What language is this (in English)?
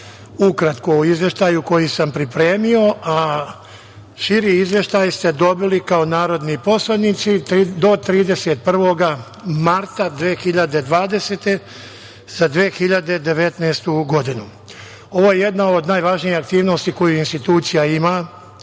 Serbian